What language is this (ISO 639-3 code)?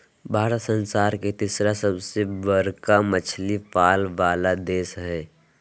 mag